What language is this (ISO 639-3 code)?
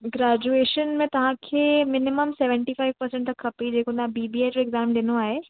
snd